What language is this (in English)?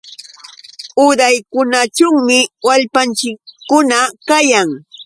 Yauyos Quechua